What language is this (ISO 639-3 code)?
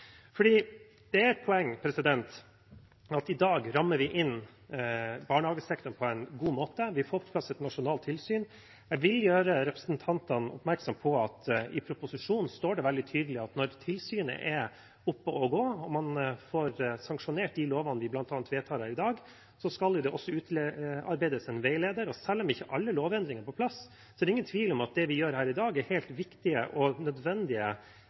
nob